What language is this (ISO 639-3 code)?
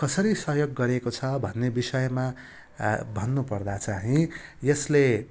nep